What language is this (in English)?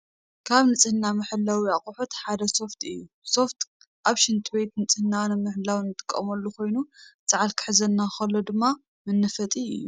Tigrinya